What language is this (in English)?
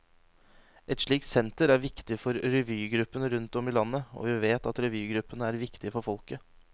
Norwegian